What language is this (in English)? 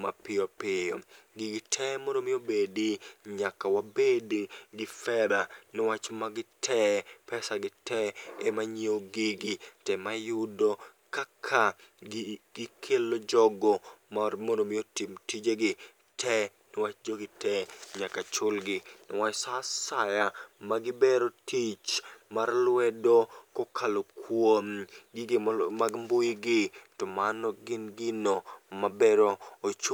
Luo (Kenya and Tanzania)